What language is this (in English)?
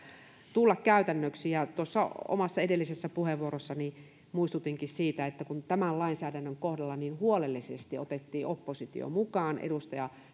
Finnish